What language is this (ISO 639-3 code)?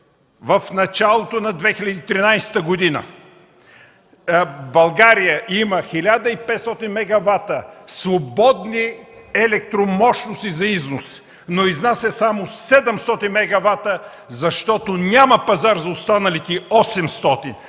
bul